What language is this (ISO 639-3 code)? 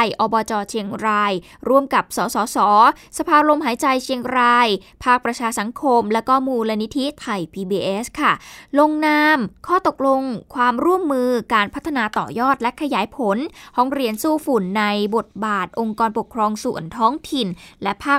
tha